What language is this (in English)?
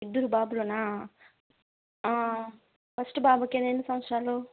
Telugu